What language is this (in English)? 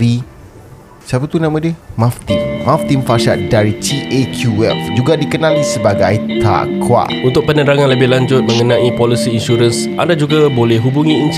Malay